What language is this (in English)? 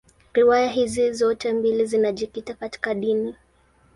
Swahili